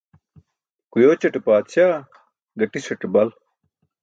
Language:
Burushaski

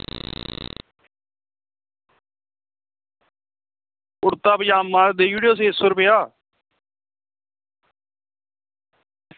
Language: Dogri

